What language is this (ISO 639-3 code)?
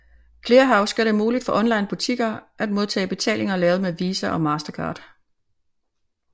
dan